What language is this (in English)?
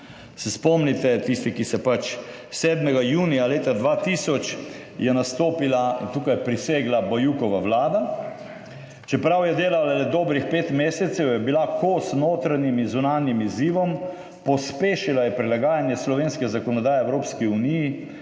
Slovenian